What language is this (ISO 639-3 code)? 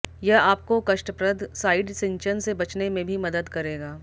hin